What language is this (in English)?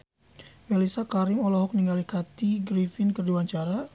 Sundanese